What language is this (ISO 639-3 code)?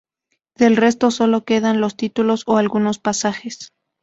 spa